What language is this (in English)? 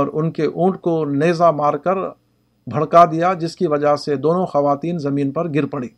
Urdu